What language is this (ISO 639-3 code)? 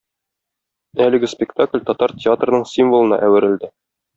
tat